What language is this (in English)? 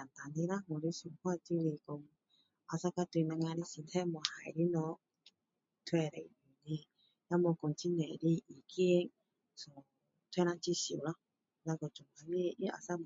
Min Dong Chinese